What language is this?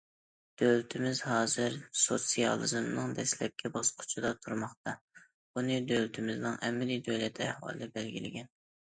Uyghur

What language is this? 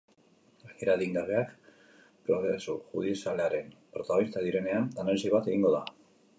Basque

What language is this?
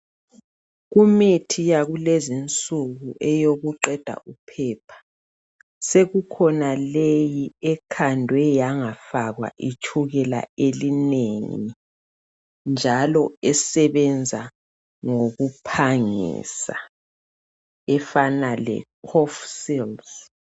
North Ndebele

